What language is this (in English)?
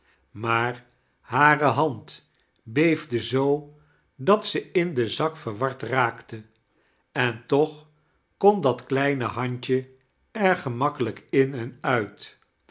Dutch